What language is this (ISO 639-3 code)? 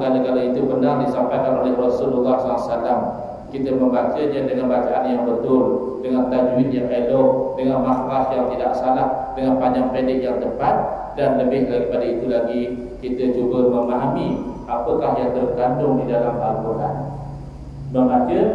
msa